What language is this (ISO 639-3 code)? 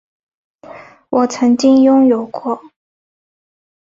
zho